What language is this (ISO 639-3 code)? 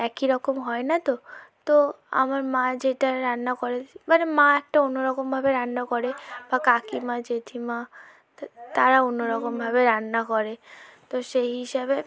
ben